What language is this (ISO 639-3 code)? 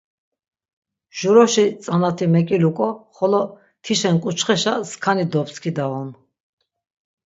lzz